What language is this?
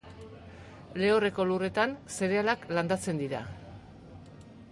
Basque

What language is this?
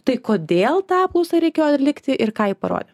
Lithuanian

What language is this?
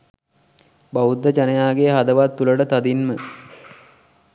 Sinhala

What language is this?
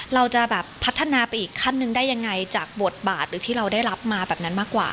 Thai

